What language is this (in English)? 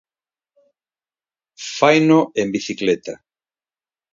Galician